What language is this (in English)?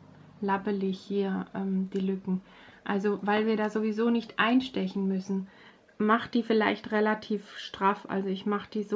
German